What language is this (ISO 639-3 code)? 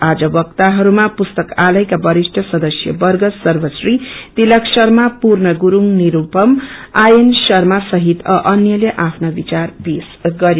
nep